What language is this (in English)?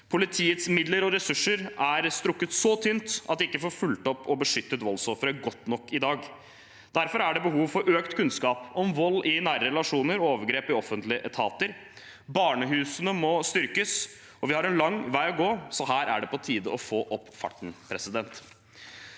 Norwegian